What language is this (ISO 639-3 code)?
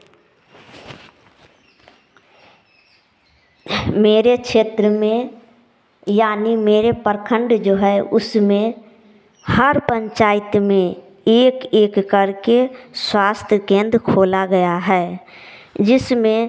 hin